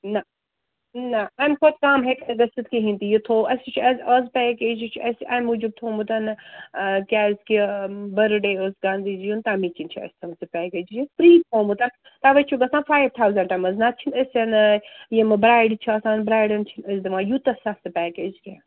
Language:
Kashmiri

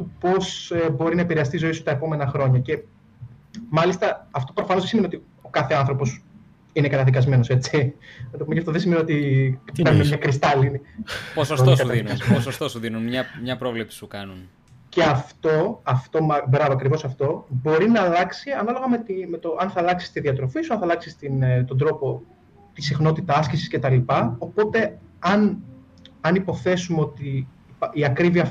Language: Greek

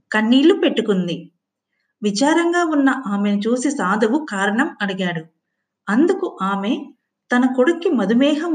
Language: Telugu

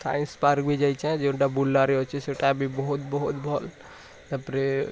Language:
Odia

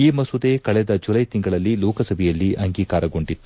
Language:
Kannada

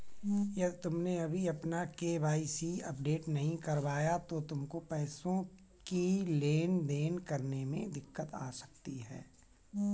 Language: Hindi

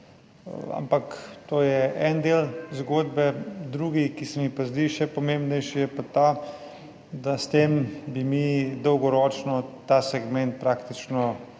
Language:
Slovenian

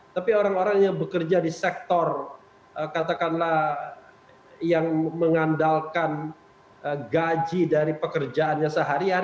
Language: Indonesian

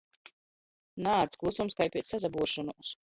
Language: Latgalian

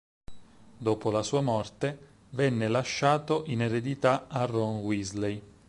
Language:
Italian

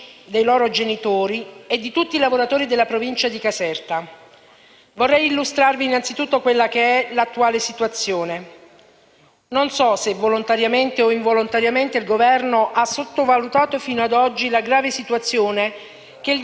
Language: Italian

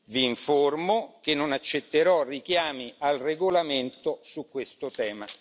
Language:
Italian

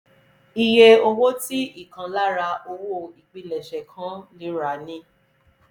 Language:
Yoruba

